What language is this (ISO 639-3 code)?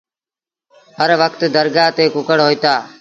sbn